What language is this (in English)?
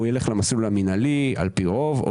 Hebrew